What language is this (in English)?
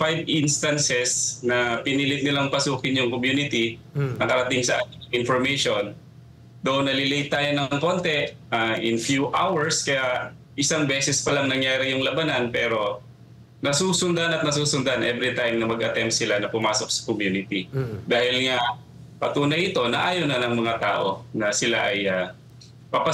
Filipino